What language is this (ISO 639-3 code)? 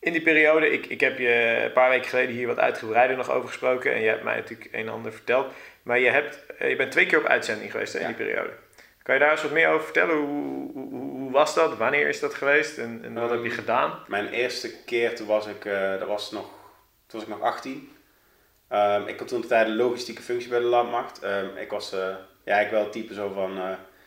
nld